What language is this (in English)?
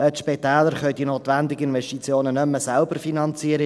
Swiss German